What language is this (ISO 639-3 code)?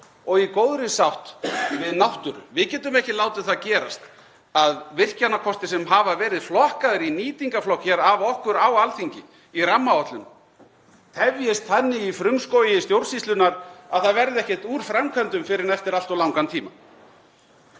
isl